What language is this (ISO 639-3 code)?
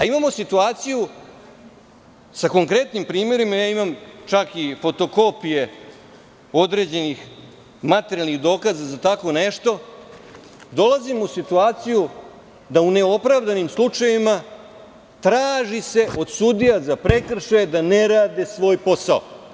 srp